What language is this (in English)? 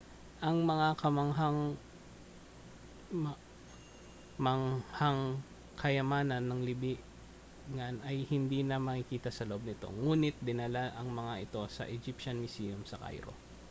Filipino